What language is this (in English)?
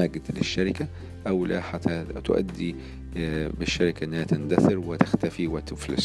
Arabic